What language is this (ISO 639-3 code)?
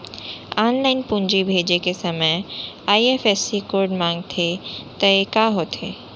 hne